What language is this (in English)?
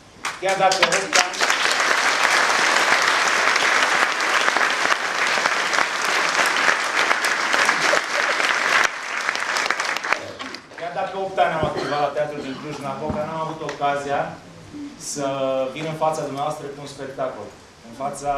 Romanian